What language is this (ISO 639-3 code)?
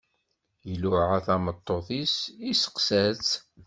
kab